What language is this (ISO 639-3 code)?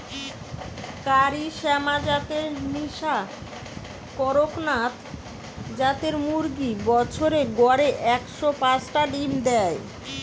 ben